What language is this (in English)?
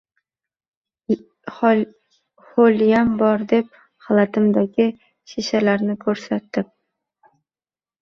Uzbek